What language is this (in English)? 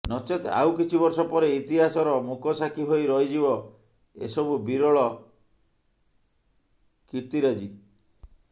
Odia